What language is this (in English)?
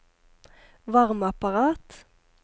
Norwegian